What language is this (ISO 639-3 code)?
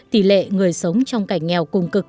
vie